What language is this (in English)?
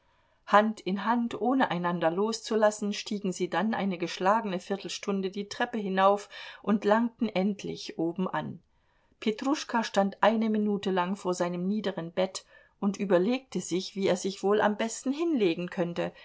German